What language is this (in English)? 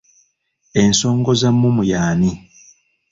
Ganda